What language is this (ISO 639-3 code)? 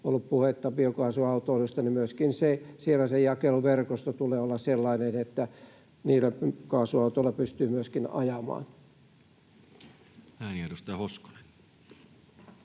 fin